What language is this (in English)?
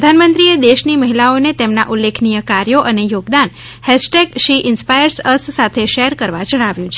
Gujarati